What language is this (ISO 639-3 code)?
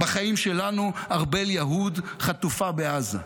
heb